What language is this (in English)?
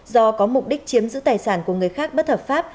Vietnamese